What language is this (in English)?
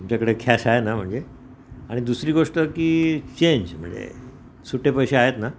Marathi